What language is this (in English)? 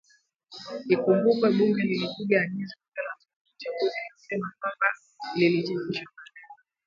Swahili